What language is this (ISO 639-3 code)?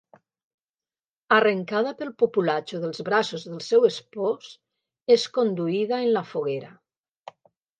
cat